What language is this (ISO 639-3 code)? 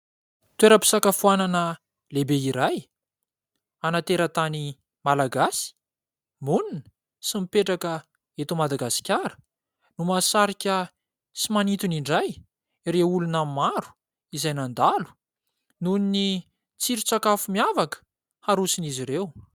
mlg